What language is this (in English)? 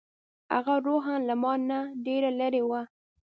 Pashto